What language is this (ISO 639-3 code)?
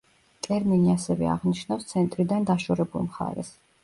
kat